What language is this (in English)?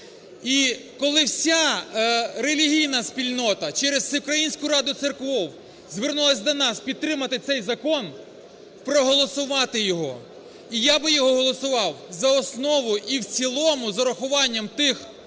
Ukrainian